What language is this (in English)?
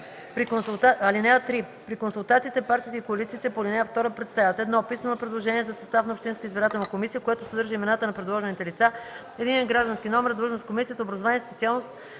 Bulgarian